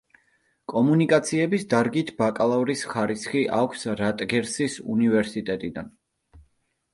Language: Georgian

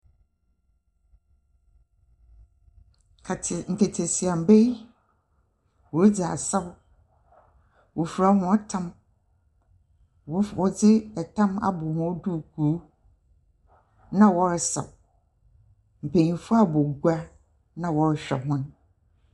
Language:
Akan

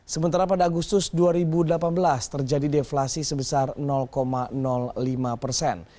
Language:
Indonesian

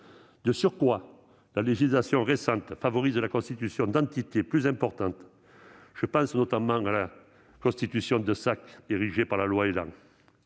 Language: French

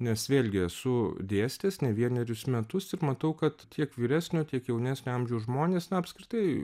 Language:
Lithuanian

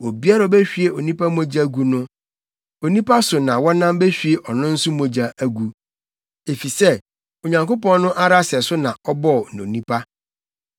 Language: Akan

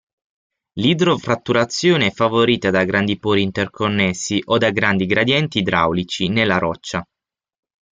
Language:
Italian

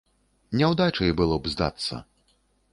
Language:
Belarusian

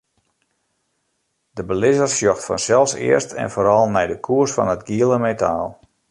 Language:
Western Frisian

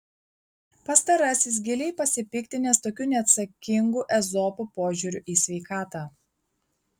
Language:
Lithuanian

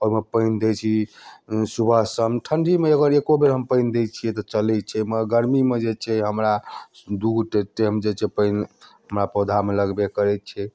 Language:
Maithili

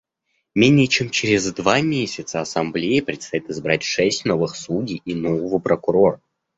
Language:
Russian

